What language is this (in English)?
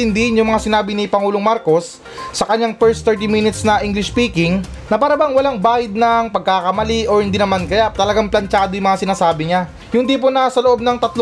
Filipino